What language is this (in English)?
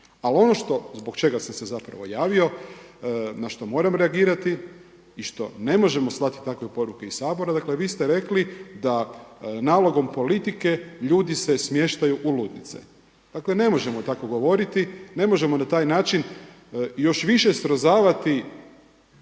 Croatian